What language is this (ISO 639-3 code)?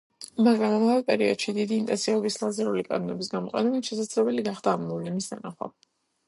kat